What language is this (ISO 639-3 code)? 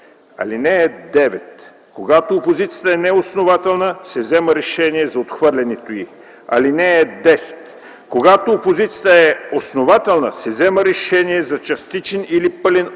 bul